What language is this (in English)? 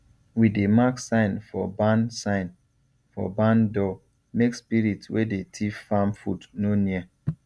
Nigerian Pidgin